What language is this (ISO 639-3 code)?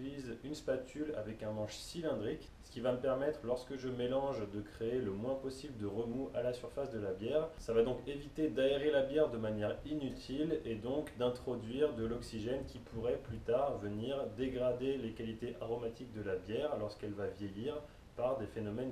fra